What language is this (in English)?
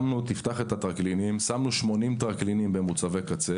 Hebrew